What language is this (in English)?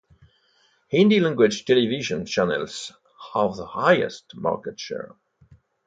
English